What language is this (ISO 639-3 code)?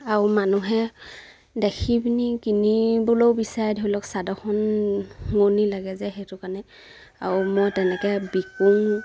asm